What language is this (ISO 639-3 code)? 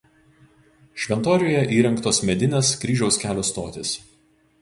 lit